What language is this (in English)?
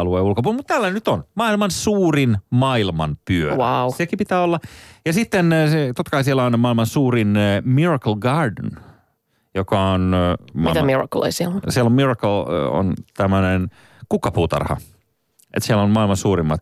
Finnish